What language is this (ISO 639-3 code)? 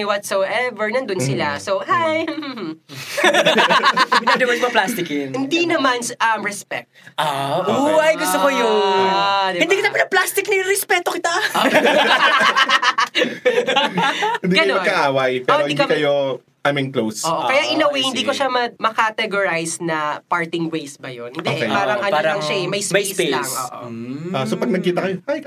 fil